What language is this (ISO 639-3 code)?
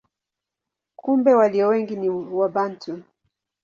swa